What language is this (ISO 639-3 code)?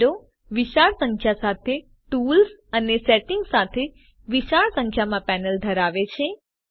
guj